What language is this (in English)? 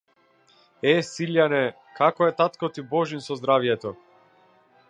Macedonian